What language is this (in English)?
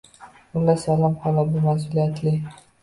Uzbek